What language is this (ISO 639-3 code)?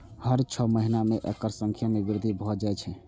mai